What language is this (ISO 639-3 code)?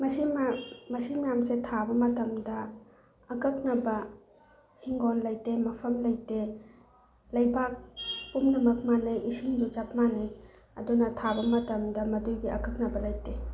mni